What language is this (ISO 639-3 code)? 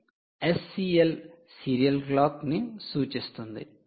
tel